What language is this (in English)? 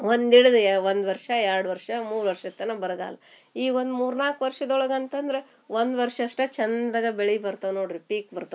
Kannada